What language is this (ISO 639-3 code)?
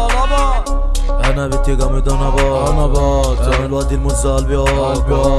ara